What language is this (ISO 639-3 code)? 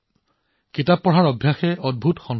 asm